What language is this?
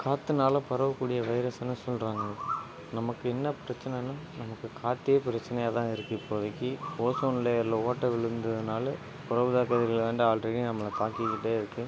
Tamil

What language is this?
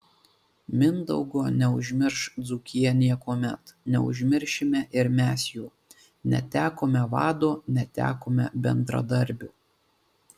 Lithuanian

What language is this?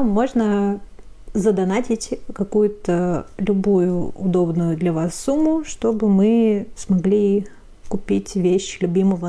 Russian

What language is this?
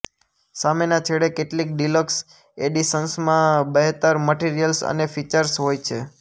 Gujarati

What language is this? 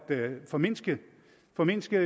Danish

